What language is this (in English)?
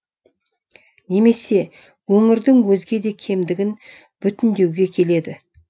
Kazakh